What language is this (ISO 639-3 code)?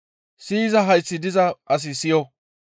gmv